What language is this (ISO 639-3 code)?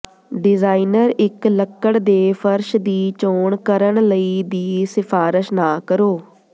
pan